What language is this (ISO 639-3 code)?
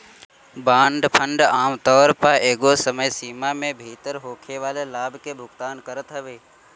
bho